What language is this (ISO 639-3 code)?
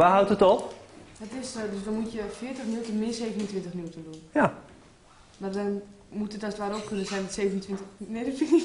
nld